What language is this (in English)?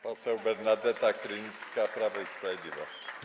Polish